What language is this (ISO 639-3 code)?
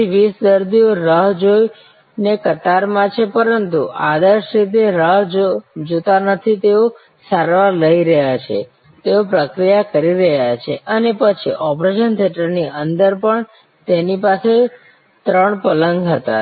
guj